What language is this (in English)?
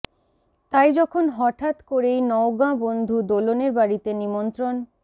Bangla